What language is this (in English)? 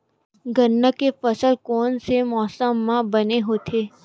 Chhattisgarhi